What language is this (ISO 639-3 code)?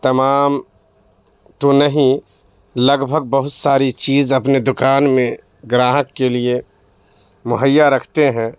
urd